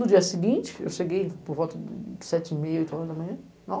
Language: Portuguese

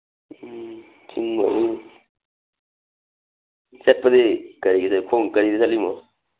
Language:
Manipuri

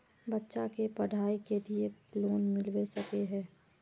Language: Magahi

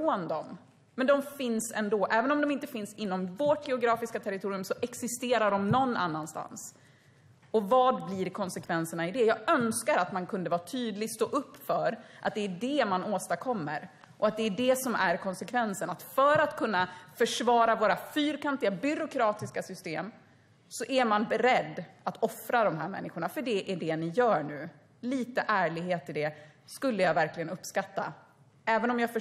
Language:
Swedish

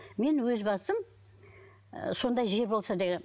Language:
Kazakh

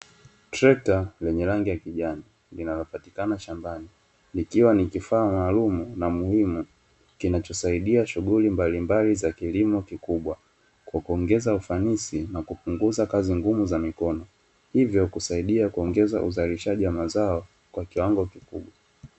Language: Swahili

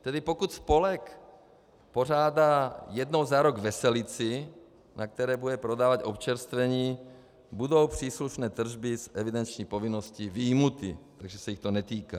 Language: Czech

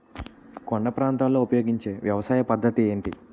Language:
Telugu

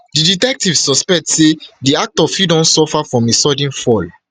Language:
Nigerian Pidgin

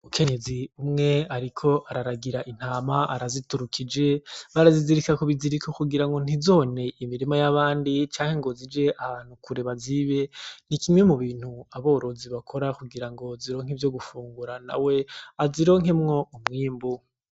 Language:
Rundi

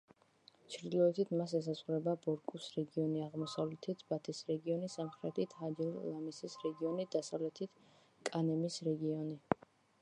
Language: Georgian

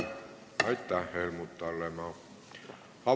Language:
Estonian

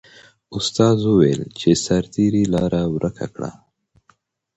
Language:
Pashto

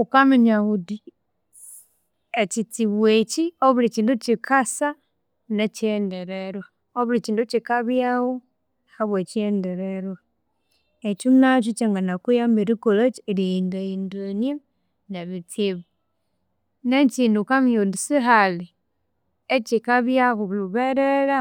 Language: Konzo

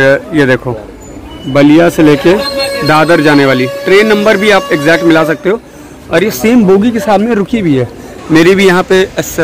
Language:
Hindi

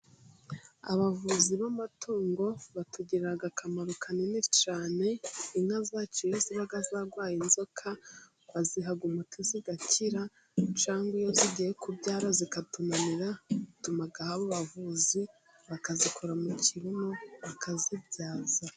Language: Kinyarwanda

